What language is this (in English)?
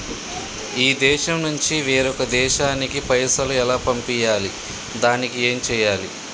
Telugu